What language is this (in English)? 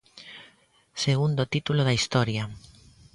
Galician